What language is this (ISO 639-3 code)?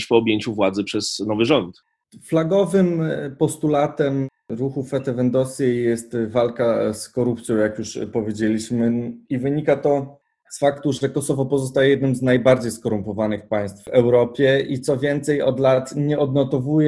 pol